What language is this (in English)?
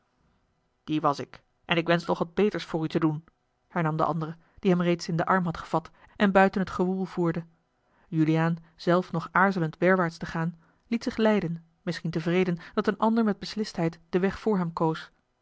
Dutch